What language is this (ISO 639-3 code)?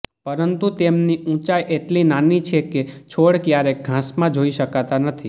guj